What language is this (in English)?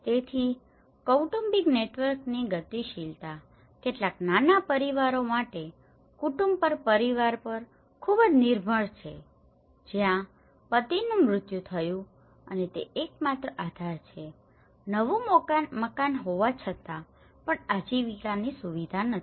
Gujarati